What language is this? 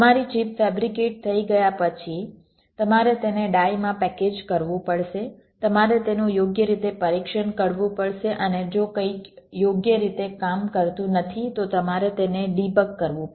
Gujarati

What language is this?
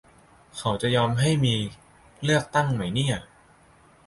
Thai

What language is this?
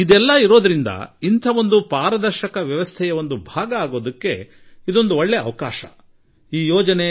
Kannada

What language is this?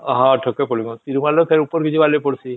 Odia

